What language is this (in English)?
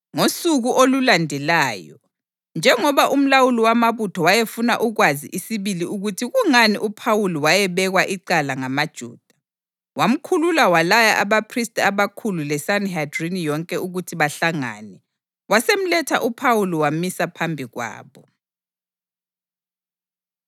North Ndebele